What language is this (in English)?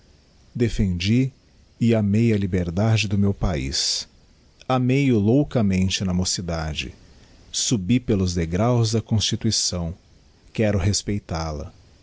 Portuguese